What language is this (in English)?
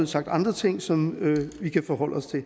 Danish